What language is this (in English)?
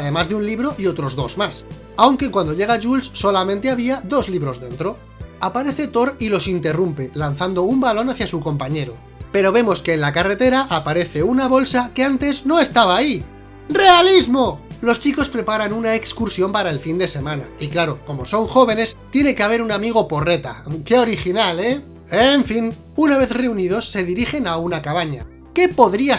Spanish